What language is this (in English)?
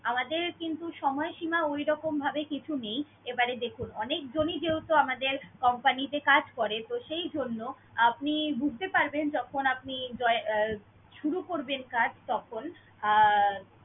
Bangla